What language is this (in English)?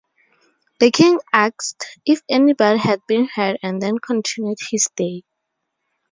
English